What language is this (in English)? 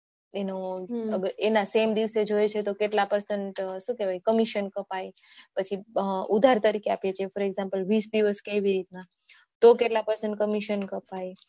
Gujarati